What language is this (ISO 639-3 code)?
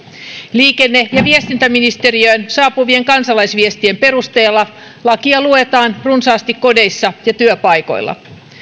fin